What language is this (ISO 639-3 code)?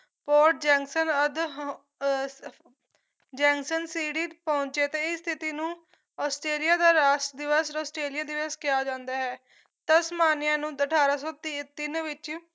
pan